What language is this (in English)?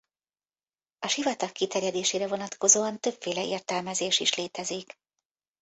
Hungarian